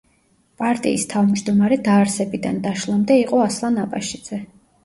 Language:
Georgian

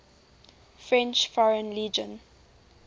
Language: English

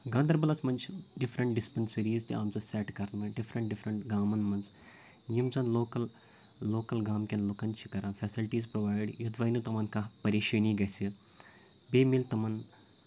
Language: Kashmiri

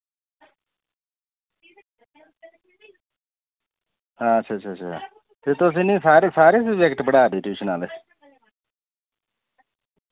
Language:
Dogri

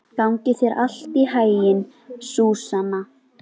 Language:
Icelandic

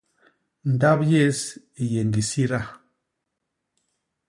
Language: Basaa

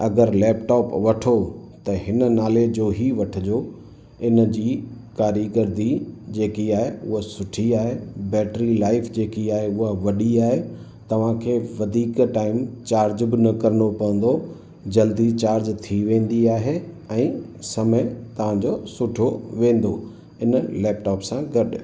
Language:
Sindhi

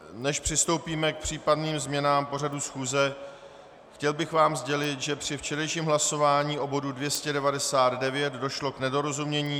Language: Czech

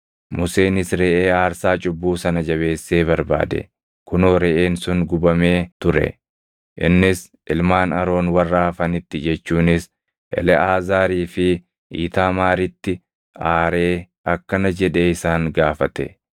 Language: Oromo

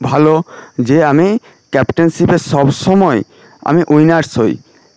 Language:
Bangla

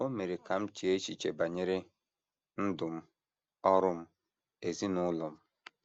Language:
Igbo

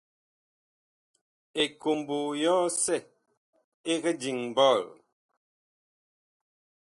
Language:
Bakoko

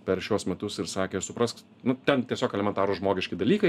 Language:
Lithuanian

